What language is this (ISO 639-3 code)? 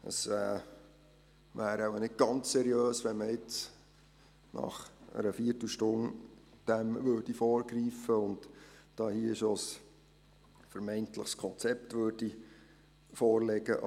gsw